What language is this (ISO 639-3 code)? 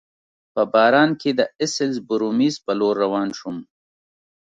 pus